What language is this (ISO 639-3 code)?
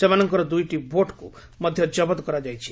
ori